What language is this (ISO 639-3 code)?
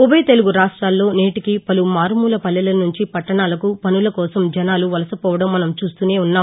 tel